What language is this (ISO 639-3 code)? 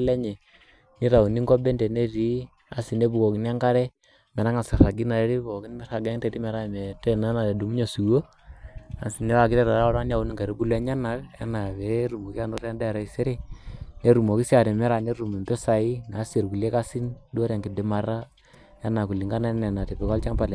mas